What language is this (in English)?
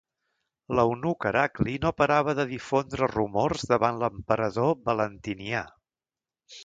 Catalan